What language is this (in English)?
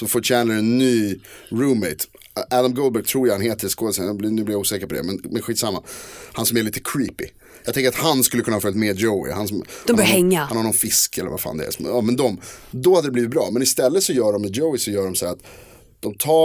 Swedish